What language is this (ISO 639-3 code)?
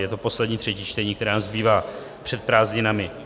ces